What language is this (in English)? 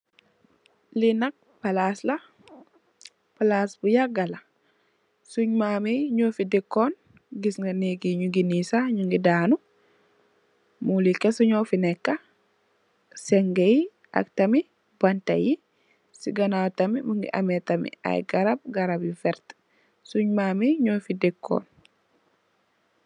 Wolof